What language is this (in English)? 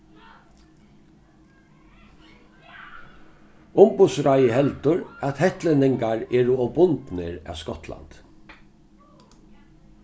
Faroese